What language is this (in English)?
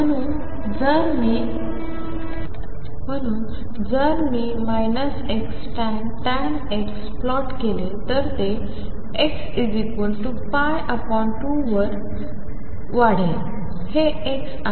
Marathi